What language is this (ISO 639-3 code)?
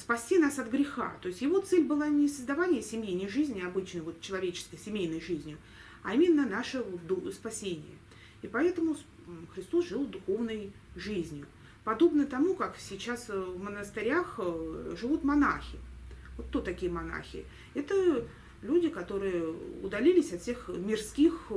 rus